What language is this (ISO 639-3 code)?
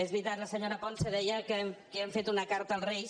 cat